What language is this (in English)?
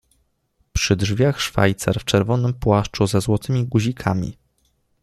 Polish